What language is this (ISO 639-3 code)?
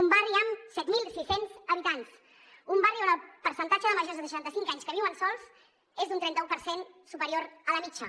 cat